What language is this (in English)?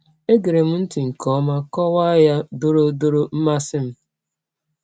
Igbo